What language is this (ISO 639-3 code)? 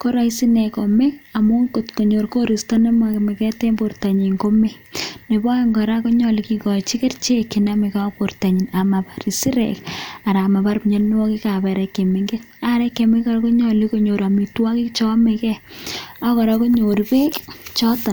kln